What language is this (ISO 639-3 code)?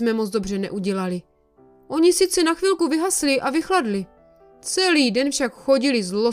ces